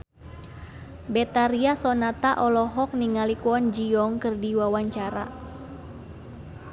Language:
Sundanese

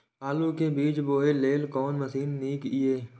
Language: Maithili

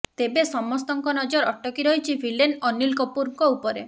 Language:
Odia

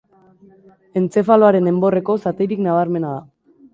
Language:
Basque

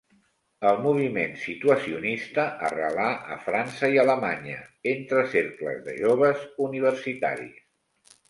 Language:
Catalan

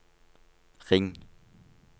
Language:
Norwegian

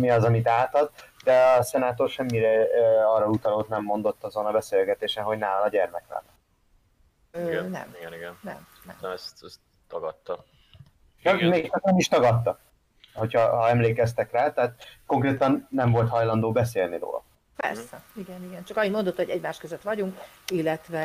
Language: Hungarian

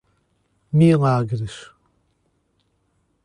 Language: Portuguese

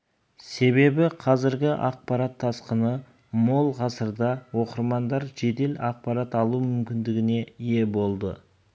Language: Kazakh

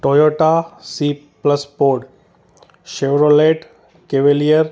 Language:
Sindhi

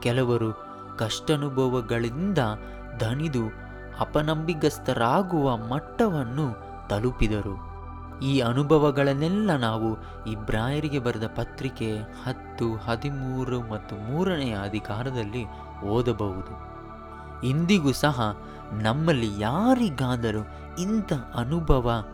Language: Kannada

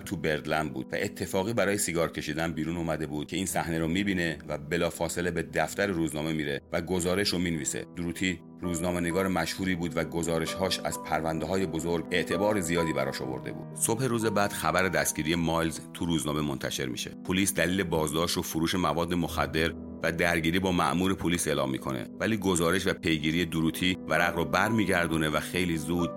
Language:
Persian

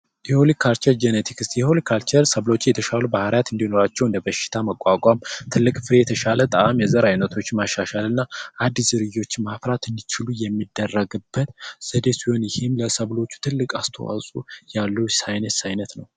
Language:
Amharic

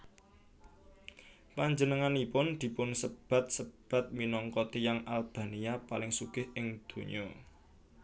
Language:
Javanese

